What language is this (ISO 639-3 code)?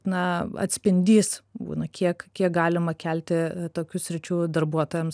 lit